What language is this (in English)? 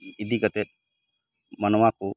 Santali